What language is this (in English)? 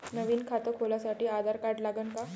Marathi